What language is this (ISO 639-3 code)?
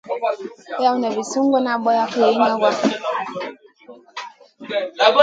mcn